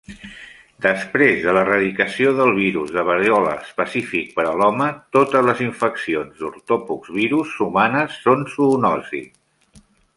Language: Catalan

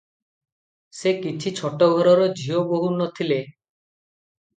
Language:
Odia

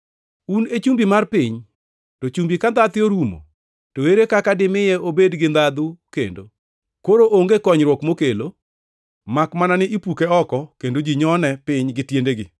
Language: Luo (Kenya and Tanzania)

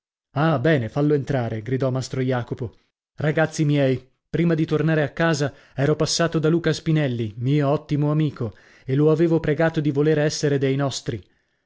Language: Italian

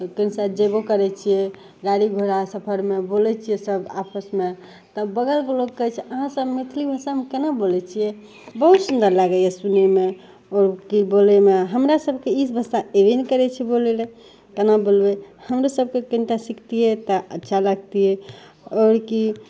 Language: Maithili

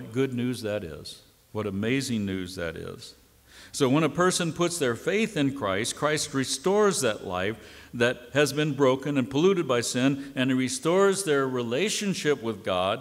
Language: English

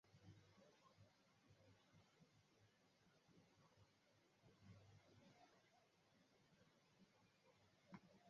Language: Swahili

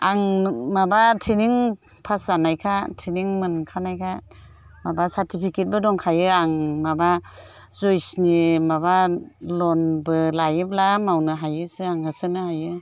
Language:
Bodo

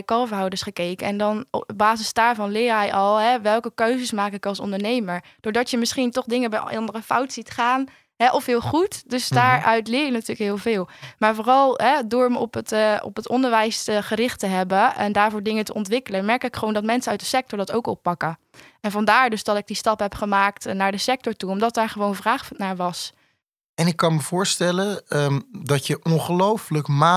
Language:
Dutch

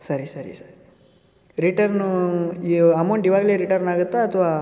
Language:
Kannada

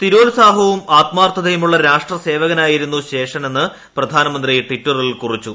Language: Malayalam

